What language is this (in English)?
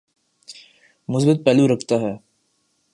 Urdu